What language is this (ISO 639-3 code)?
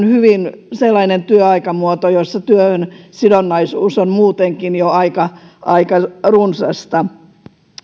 fin